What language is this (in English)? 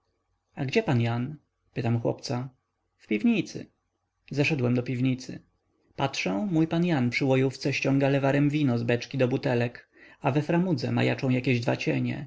Polish